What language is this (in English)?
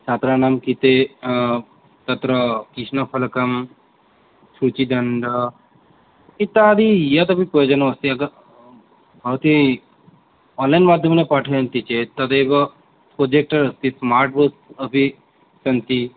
Sanskrit